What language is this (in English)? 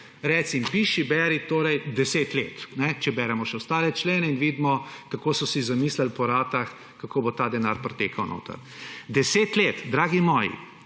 Slovenian